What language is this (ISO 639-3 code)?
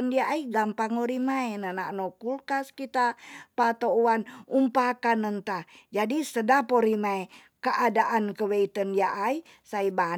txs